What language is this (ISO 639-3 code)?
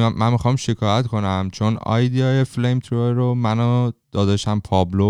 fas